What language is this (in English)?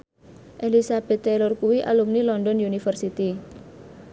Javanese